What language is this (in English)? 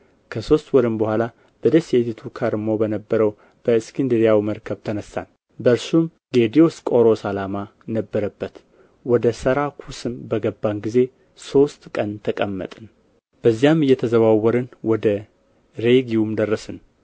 Amharic